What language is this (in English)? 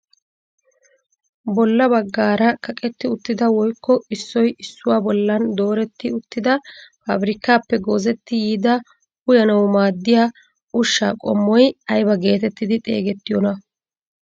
Wolaytta